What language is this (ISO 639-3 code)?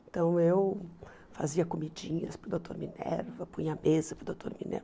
por